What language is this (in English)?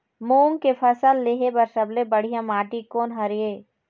Chhattisgarhi